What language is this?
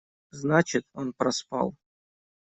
Russian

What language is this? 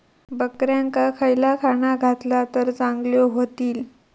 Marathi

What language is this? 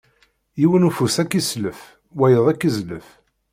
Kabyle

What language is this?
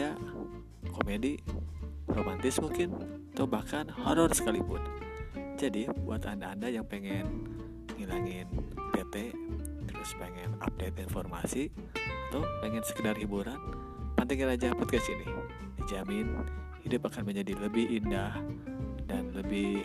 Indonesian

